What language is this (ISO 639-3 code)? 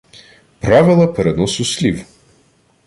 ukr